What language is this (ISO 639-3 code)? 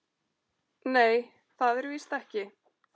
isl